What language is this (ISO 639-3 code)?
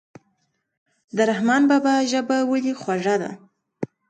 pus